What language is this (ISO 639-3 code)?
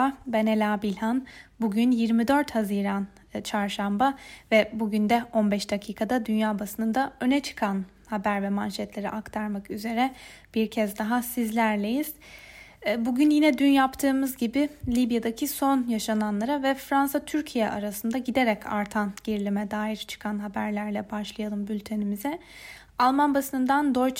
tur